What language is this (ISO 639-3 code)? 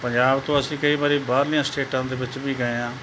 pan